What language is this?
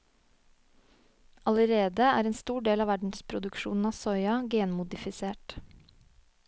Norwegian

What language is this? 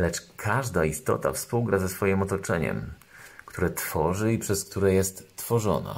Polish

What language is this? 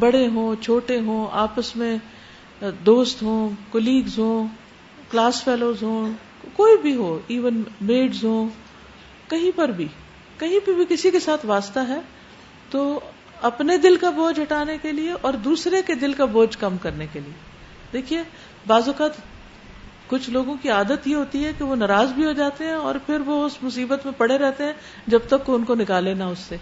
Urdu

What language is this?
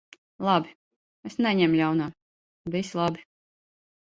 Latvian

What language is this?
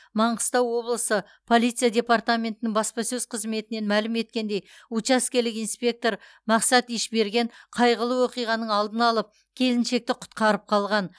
Kazakh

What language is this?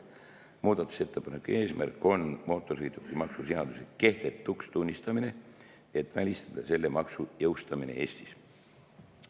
Estonian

